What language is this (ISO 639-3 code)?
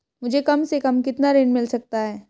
hin